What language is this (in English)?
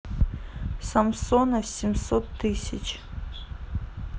Russian